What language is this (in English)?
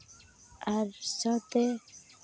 Santali